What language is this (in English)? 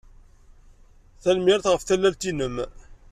Kabyle